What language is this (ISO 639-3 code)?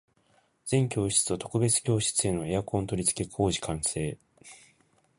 jpn